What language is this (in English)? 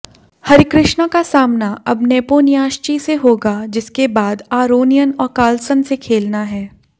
Hindi